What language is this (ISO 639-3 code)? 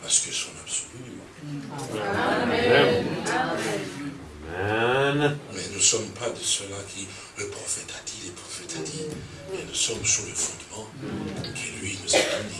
fra